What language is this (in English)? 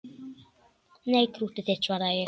Icelandic